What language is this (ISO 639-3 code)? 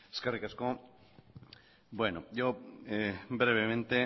eus